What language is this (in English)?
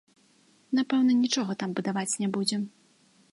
Belarusian